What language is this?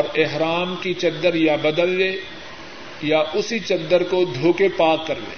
Urdu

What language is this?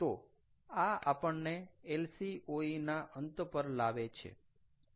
Gujarati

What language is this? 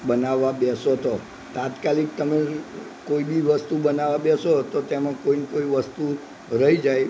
Gujarati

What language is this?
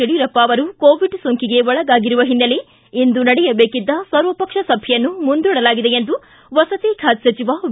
Kannada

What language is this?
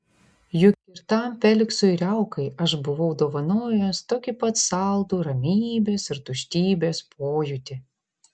Lithuanian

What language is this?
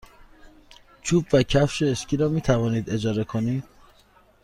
Persian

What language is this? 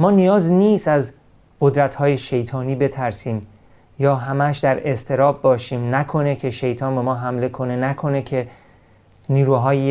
Persian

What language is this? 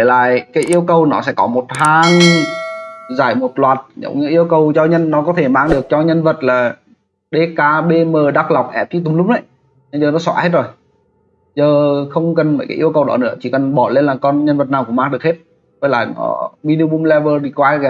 Vietnamese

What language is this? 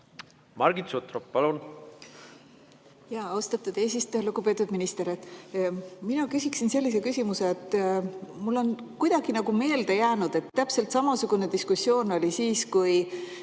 Estonian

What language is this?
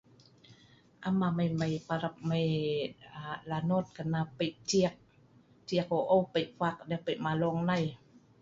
Sa'ban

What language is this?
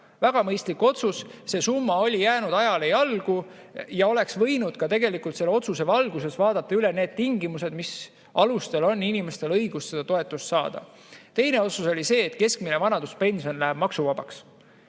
Estonian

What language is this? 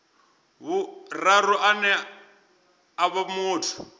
Venda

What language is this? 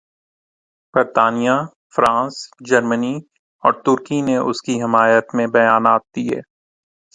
Urdu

